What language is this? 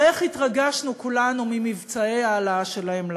Hebrew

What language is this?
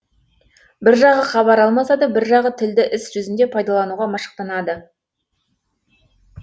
Kazakh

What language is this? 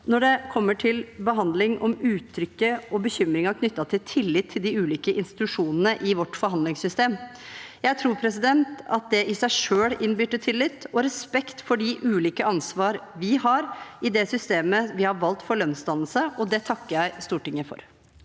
Norwegian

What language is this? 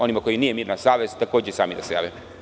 Serbian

